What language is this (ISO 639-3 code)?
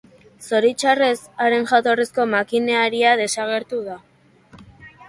eus